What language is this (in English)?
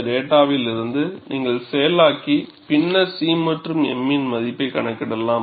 Tamil